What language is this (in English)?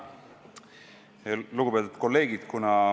Estonian